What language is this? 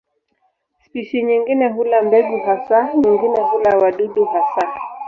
Swahili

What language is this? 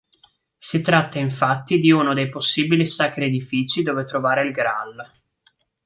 Italian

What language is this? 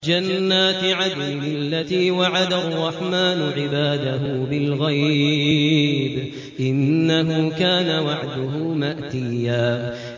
Arabic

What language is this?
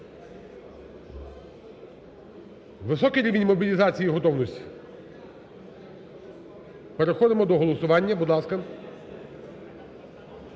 Ukrainian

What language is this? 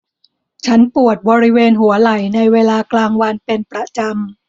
Thai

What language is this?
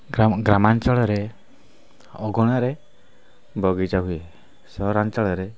Odia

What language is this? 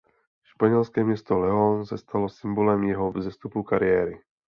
Czech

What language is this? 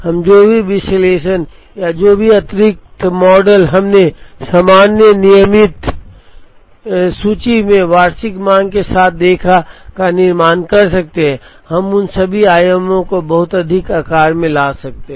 Hindi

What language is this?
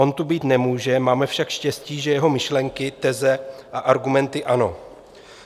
Czech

